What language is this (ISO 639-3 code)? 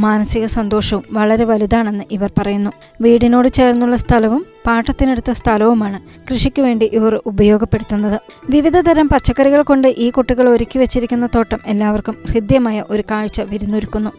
mal